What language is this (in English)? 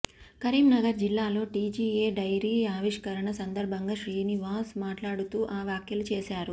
Telugu